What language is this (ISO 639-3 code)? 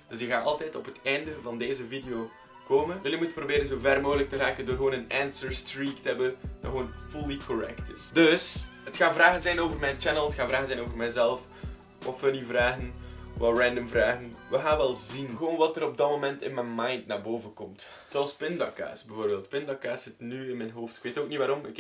nld